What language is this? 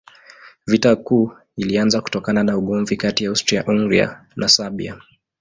Swahili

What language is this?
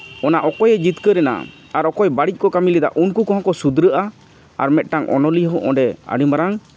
Santali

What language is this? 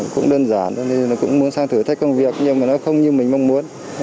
Vietnamese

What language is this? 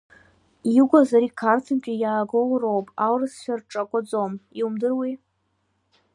Abkhazian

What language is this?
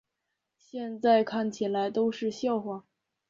Chinese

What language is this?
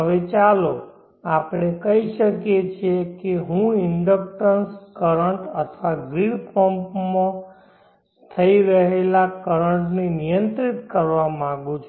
Gujarati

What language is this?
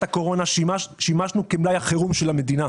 Hebrew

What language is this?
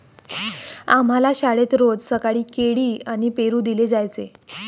Marathi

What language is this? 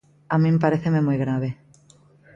Galician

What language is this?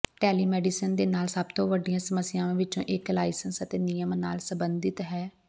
Punjabi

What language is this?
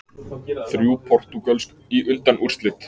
Icelandic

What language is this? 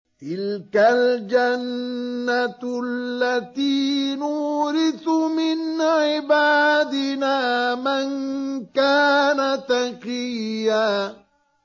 Arabic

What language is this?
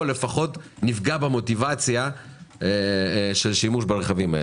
Hebrew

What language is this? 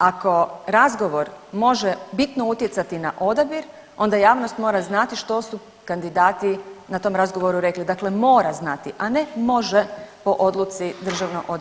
Croatian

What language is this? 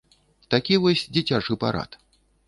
Belarusian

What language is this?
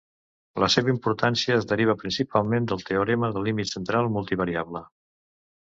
Catalan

